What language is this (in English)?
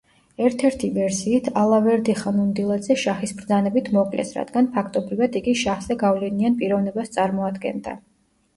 Georgian